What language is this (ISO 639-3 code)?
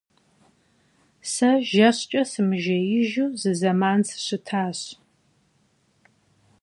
kbd